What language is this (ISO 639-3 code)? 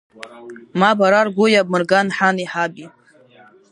abk